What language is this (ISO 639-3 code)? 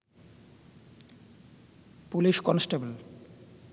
ben